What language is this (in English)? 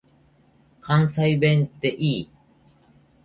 Japanese